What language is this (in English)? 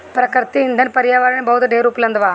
Bhojpuri